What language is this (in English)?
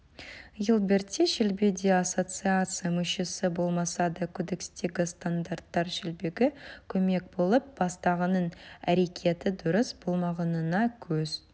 Kazakh